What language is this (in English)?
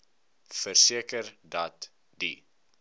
Afrikaans